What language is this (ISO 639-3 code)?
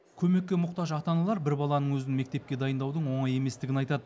kaz